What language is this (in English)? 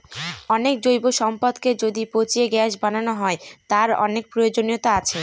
Bangla